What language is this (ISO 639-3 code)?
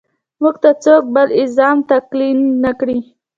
pus